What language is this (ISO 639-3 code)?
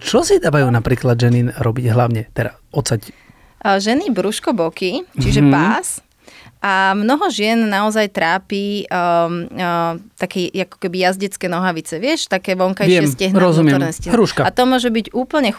slk